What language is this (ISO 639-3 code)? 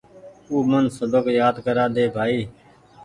gig